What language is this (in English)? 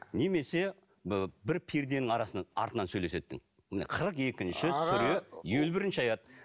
Kazakh